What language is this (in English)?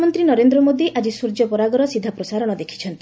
Odia